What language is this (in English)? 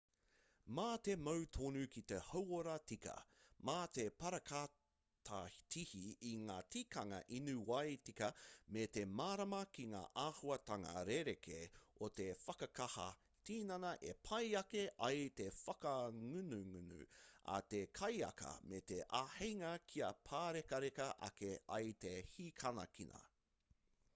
Māori